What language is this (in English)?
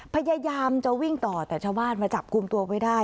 Thai